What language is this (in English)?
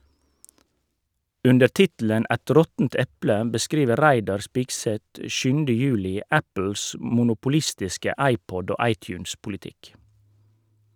Norwegian